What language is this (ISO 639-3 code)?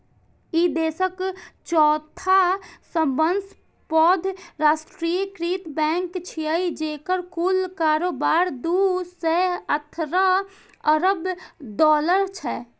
mai